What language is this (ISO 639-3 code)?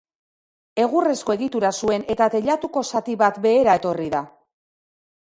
eus